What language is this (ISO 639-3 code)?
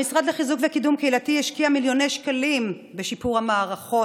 heb